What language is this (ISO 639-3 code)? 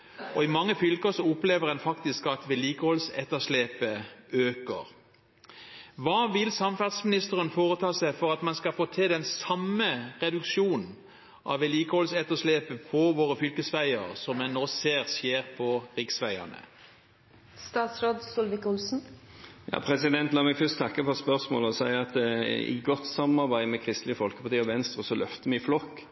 nob